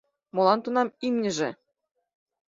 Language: Mari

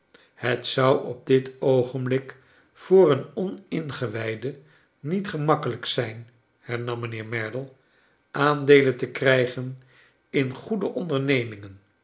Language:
Dutch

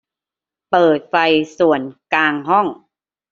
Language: Thai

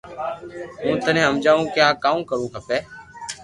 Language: Loarki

